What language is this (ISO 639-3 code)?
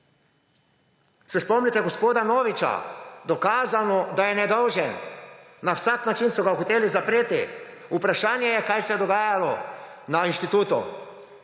slv